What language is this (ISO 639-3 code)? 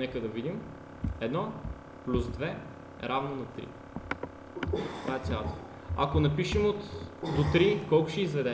bul